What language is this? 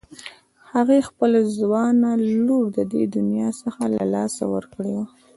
Pashto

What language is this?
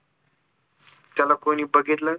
Marathi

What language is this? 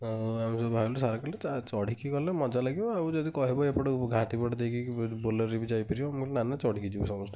Odia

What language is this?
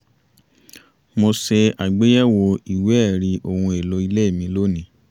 Yoruba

